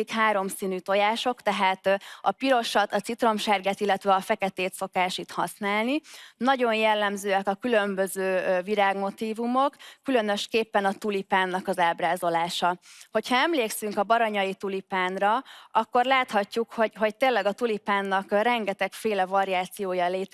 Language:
Hungarian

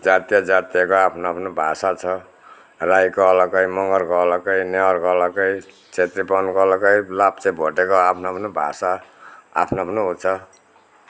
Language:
Nepali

